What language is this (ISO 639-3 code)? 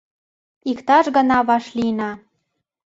chm